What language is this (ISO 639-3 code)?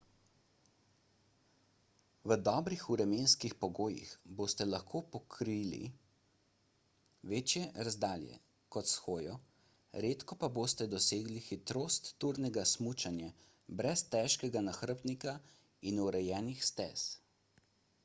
slv